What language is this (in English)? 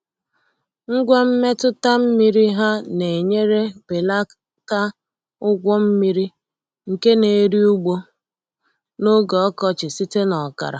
Igbo